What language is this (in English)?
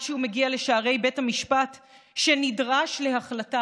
Hebrew